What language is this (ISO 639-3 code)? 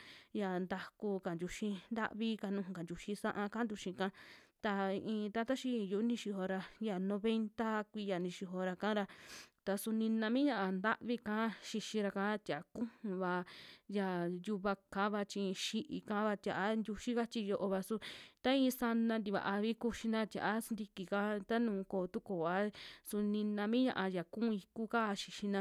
jmx